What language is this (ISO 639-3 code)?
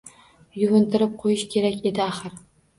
uzb